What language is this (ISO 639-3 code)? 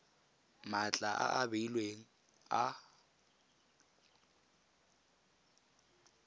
tsn